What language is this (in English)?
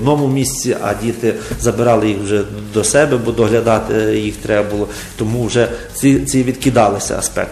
Ukrainian